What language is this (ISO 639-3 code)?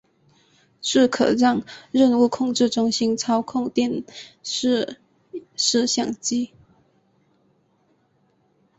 zho